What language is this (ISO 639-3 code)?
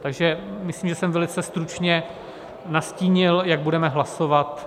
ces